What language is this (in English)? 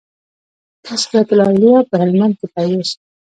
Pashto